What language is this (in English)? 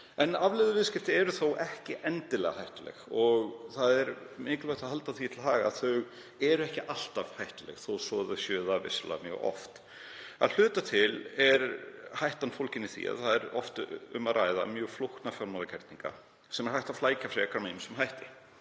Icelandic